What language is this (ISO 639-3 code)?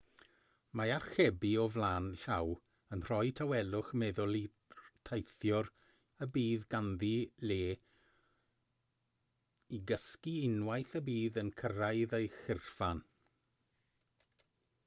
cym